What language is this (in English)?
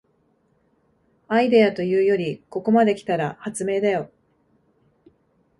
Japanese